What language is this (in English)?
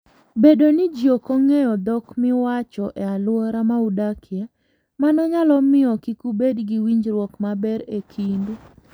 Luo (Kenya and Tanzania)